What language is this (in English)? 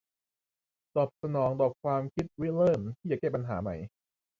Thai